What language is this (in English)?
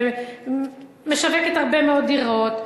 Hebrew